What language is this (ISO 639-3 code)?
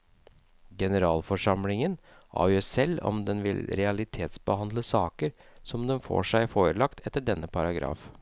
nor